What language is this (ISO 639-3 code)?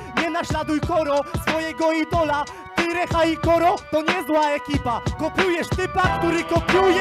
pol